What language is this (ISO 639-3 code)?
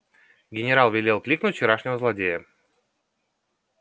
rus